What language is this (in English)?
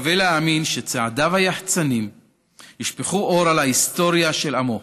Hebrew